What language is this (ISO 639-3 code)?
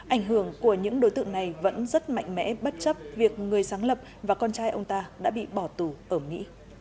vie